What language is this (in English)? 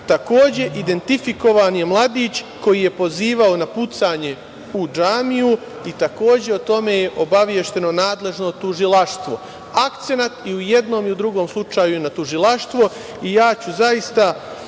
Serbian